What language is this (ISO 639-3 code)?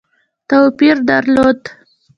pus